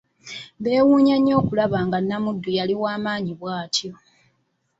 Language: Ganda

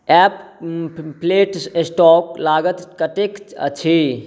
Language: Maithili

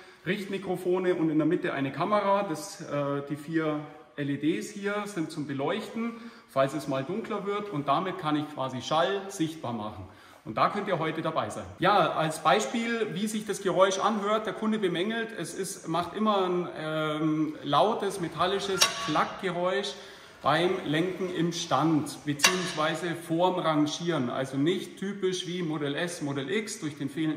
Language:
German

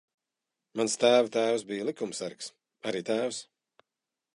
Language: Latvian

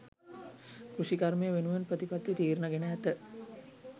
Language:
Sinhala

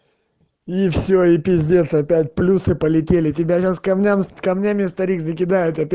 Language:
Russian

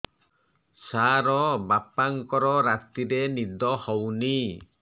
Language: Odia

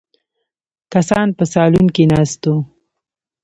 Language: Pashto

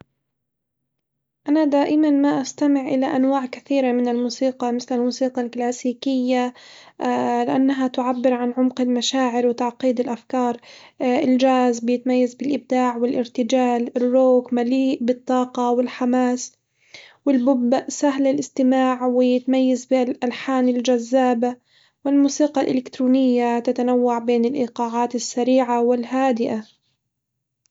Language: Hijazi Arabic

